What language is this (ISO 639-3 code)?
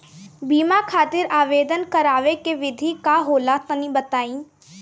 bho